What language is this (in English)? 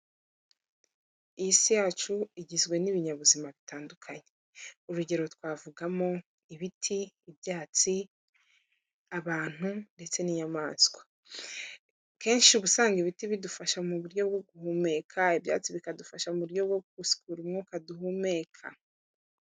Kinyarwanda